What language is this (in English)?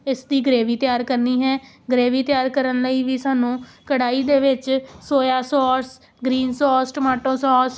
Punjabi